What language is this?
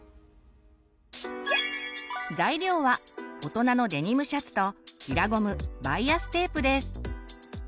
Japanese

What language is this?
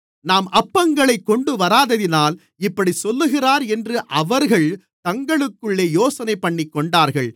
Tamil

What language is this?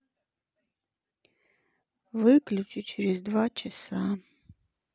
Russian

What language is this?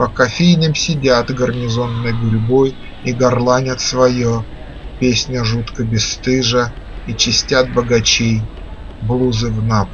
Russian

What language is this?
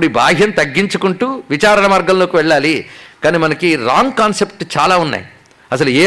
Telugu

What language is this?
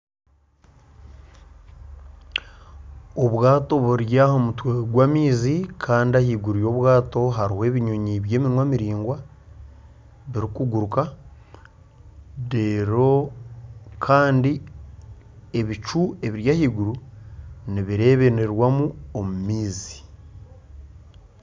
Nyankole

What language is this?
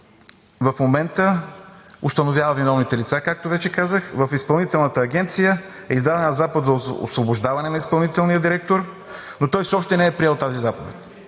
Bulgarian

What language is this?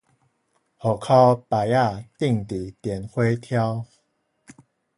Min Nan Chinese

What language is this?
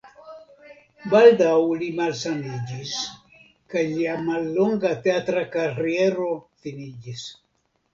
Esperanto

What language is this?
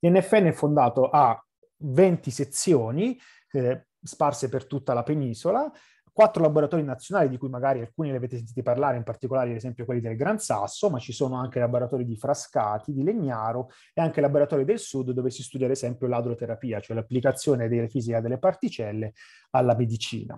Italian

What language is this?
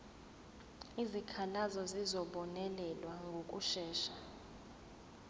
Zulu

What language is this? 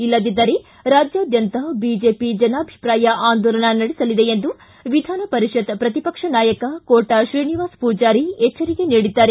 Kannada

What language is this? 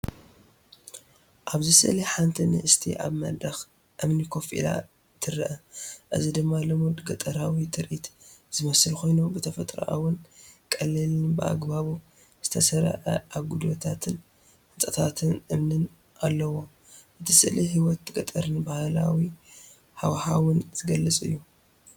Tigrinya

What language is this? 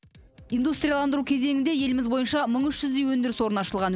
Kazakh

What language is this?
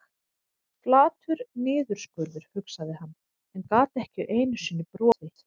Icelandic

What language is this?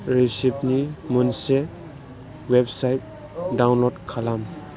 Bodo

